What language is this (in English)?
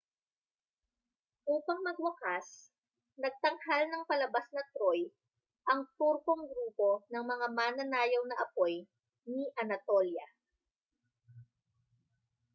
Filipino